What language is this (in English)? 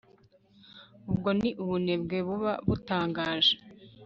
Kinyarwanda